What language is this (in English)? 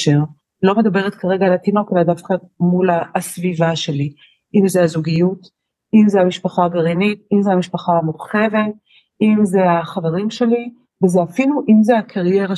Hebrew